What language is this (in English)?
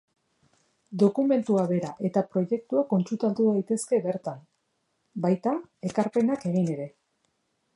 Basque